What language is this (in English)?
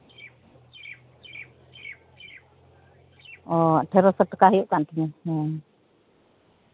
Santali